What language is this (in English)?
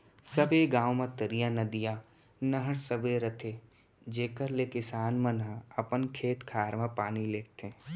Chhattisgarhi